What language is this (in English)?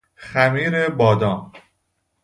Persian